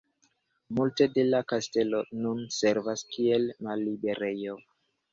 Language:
Esperanto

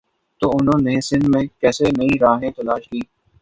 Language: Urdu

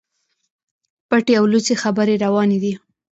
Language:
Pashto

